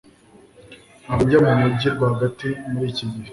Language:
Kinyarwanda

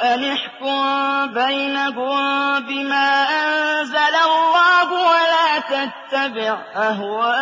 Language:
Arabic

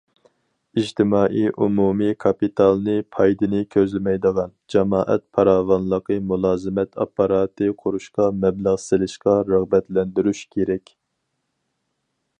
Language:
Uyghur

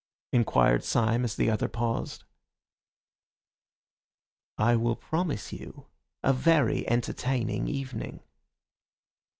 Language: English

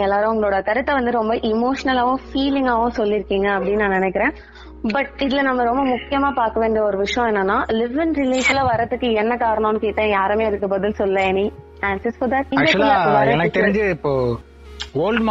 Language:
Tamil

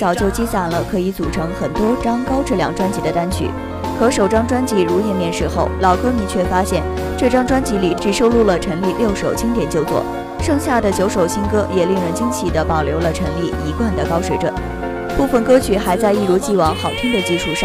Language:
Chinese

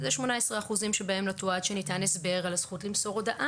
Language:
Hebrew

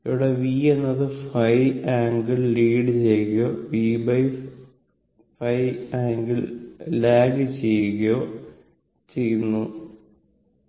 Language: Malayalam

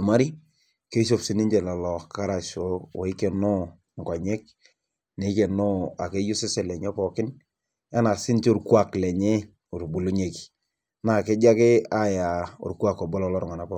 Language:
Masai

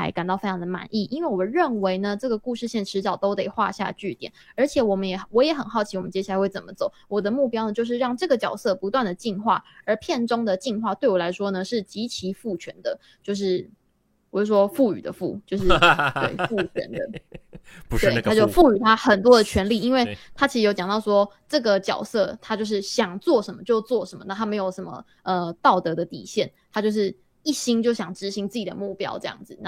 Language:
Chinese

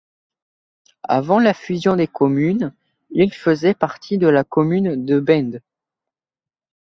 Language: French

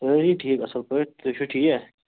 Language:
Kashmiri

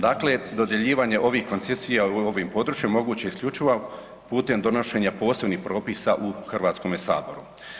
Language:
Croatian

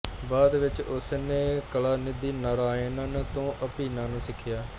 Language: Punjabi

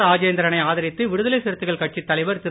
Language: Tamil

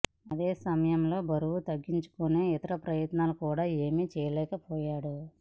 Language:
Telugu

